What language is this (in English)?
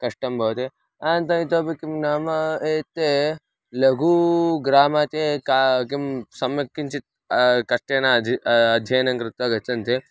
Sanskrit